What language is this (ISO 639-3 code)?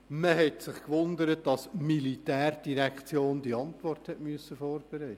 gsw